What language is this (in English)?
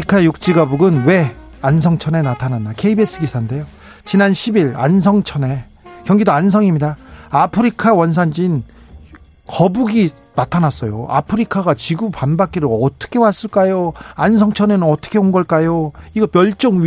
Korean